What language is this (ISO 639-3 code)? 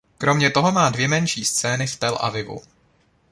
ces